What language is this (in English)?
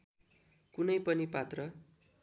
Nepali